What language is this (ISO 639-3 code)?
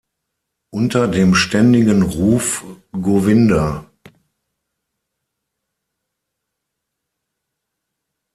deu